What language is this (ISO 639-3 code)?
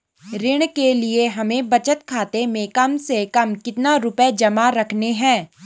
hin